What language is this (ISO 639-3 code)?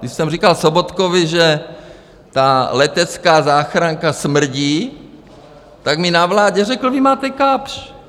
ces